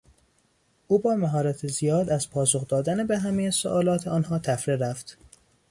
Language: Persian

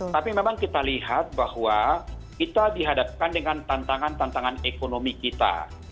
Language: Indonesian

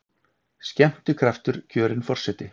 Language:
Icelandic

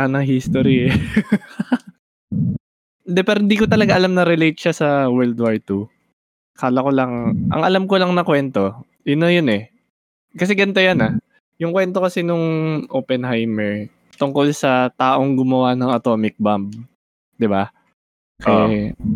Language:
Filipino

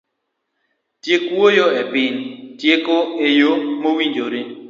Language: Luo (Kenya and Tanzania)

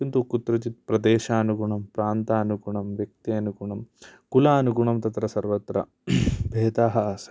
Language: Sanskrit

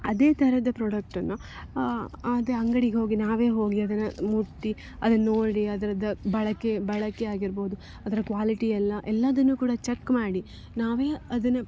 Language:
Kannada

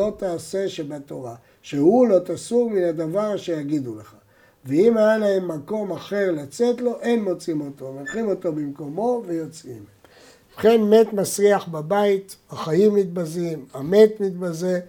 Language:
Hebrew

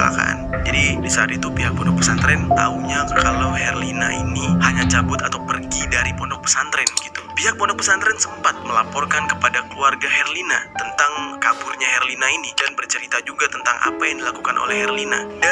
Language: Indonesian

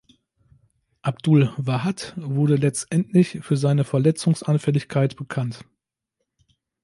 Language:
German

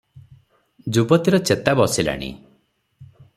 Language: Odia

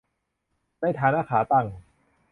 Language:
Thai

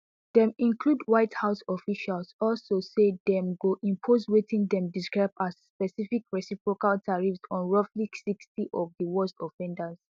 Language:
Nigerian Pidgin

